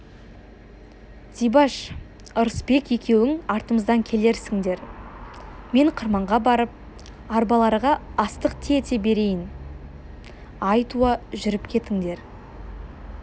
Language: Kazakh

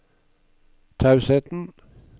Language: Norwegian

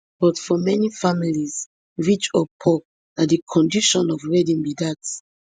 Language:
Nigerian Pidgin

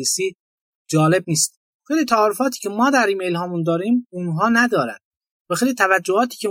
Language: Persian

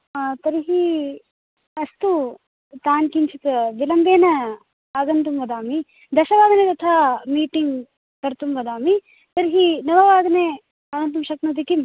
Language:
Sanskrit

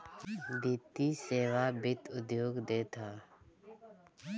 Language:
Bhojpuri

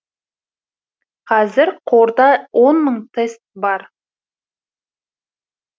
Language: Kazakh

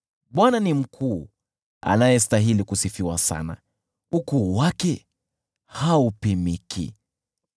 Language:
Swahili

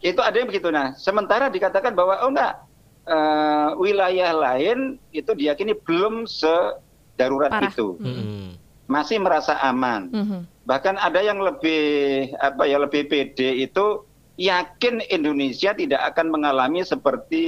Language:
Indonesian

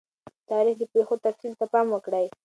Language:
Pashto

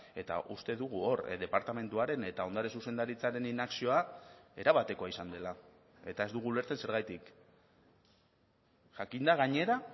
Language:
Basque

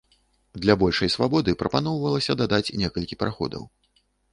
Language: Belarusian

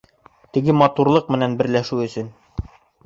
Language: Bashkir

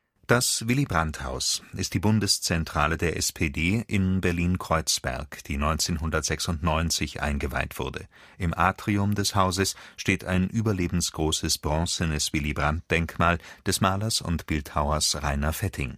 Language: German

